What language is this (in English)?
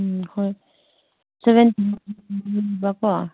Manipuri